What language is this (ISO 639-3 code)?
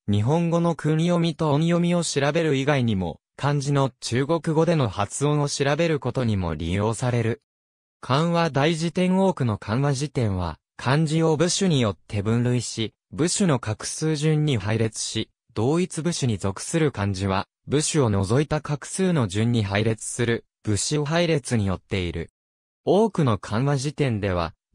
jpn